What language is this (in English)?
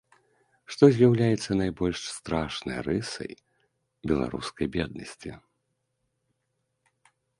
Belarusian